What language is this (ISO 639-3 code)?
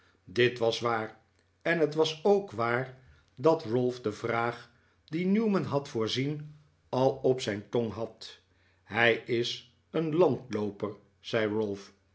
nld